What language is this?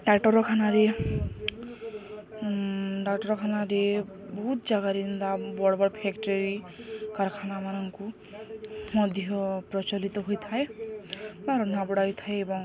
Odia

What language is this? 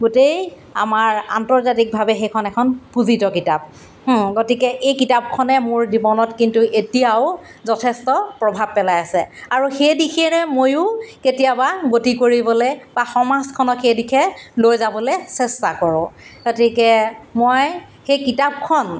Assamese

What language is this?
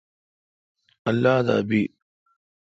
Kalkoti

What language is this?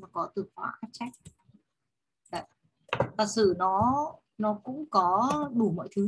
Vietnamese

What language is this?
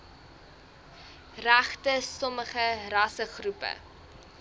Afrikaans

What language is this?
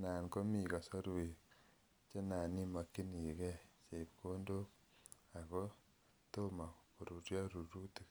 Kalenjin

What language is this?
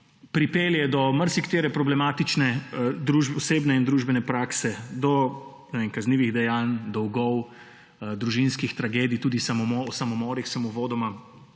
Slovenian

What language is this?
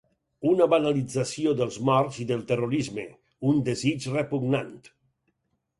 Catalan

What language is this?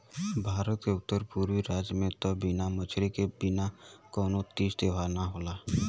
Bhojpuri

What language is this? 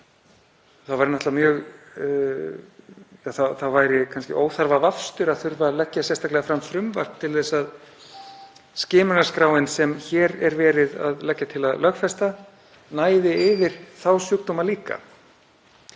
Icelandic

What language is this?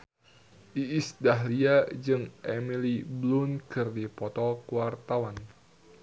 Sundanese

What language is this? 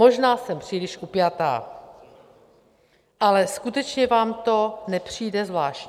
Czech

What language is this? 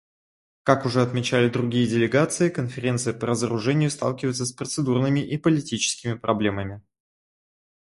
Russian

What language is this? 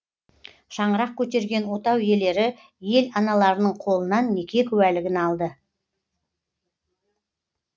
Kazakh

